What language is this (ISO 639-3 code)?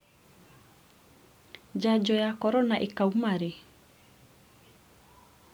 kik